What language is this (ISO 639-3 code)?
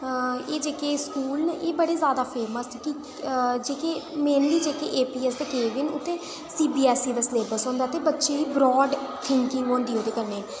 doi